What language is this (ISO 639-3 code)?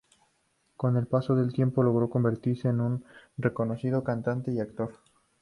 spa